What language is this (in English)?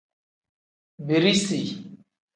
Tem